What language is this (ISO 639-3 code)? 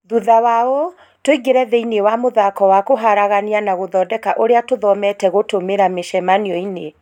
kik